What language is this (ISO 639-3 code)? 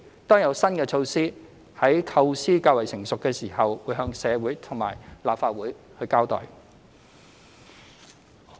yue